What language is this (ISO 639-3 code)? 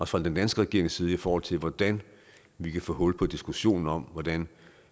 dan